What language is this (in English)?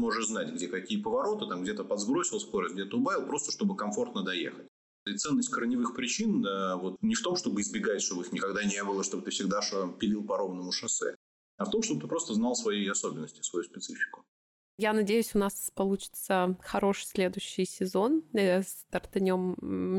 Russian